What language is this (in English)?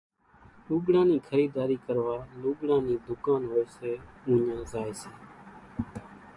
Kachi Koli